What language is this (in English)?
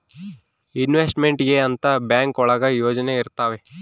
Kannada